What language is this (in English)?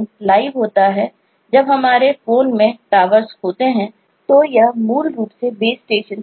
Hindi